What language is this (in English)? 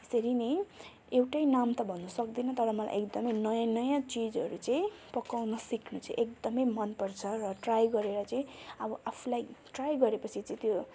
Nepali